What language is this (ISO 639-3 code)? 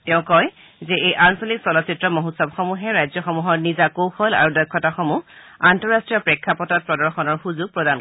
asm